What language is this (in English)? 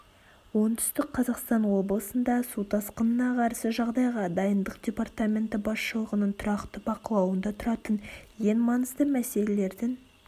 Kazakh